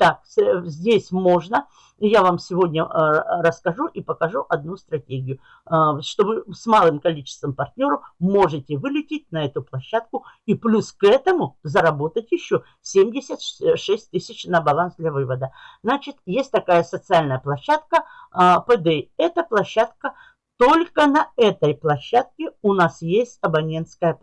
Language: Russian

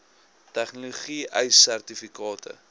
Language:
Afrikaans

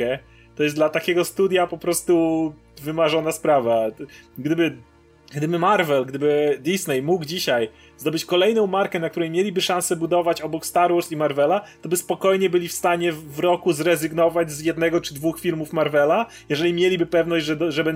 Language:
Polish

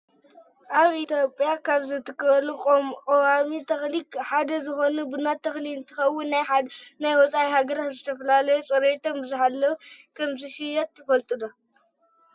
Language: Tigrinya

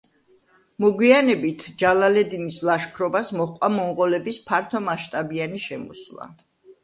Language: Georgian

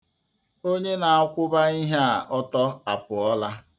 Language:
Igbo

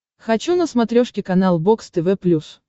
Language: Russian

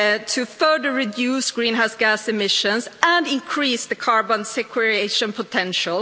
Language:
English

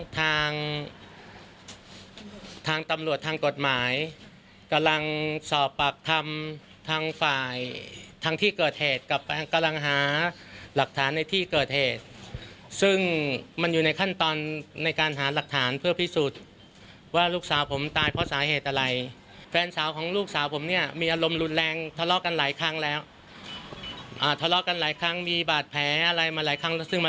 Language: Thai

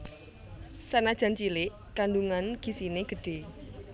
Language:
Javanese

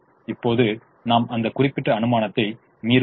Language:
Tamil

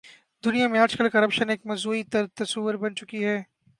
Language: Urdu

